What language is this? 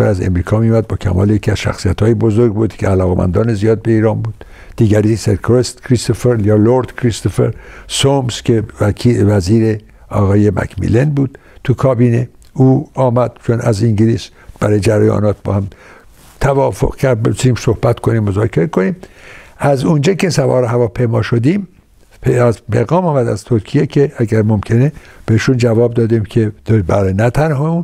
Persian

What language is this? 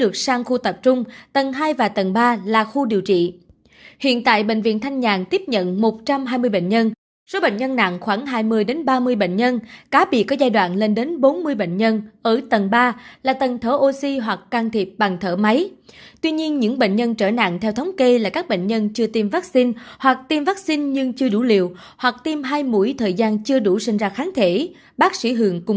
Vietnamese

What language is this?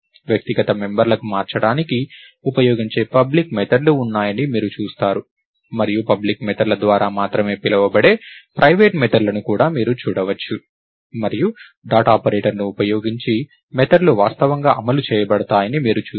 Telugu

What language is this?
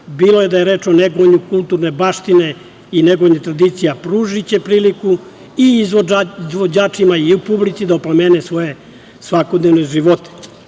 Serbian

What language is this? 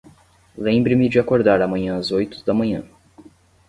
Portuguese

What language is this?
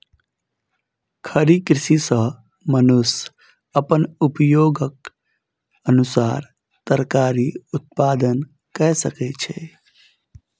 Maithili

